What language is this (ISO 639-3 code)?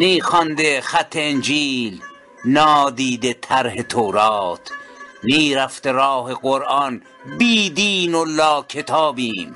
fas